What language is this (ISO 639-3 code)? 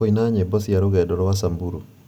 kik